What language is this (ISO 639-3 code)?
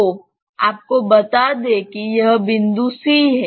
hin